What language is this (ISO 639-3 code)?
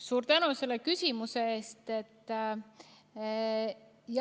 est